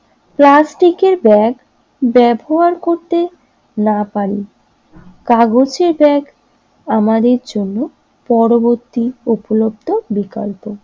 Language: Bangla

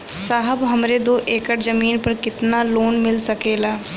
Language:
Bhojpuri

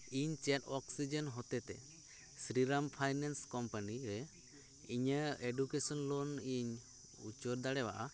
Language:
Santali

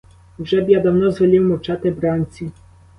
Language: Ukrainian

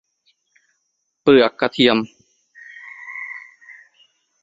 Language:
Thai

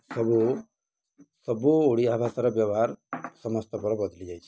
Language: Odia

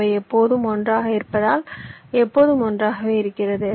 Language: Tamil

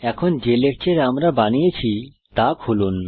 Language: Bangla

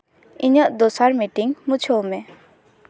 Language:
Santali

